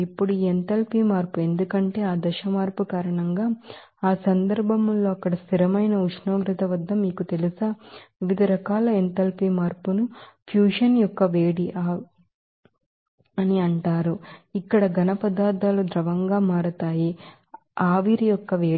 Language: Telugu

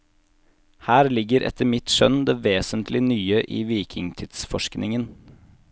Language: Norwegian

